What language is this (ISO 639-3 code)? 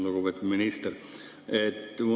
est